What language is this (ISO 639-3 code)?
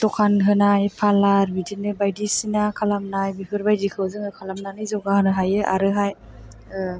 brx